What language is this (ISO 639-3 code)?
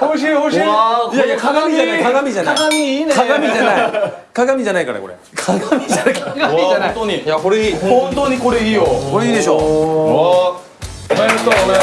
jpn